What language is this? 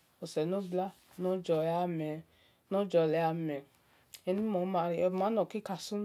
Esan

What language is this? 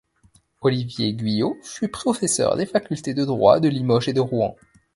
French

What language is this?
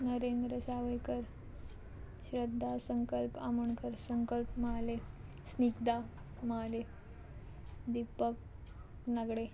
Konkani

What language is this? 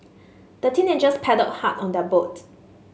English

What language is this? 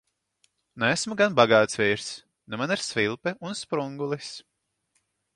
Latvian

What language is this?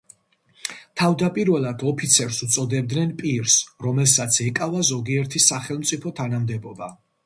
Georgian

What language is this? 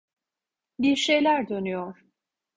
Turkish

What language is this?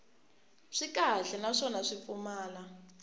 Tsonga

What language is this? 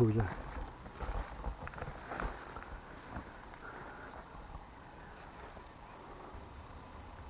German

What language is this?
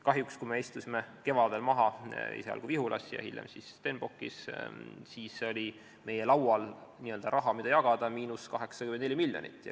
Estonian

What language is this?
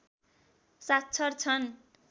Nepali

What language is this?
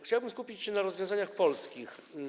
Polish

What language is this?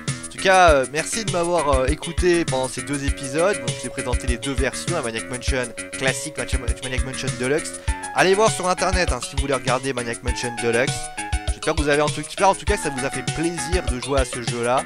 French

